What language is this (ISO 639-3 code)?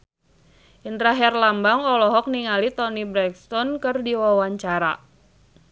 sun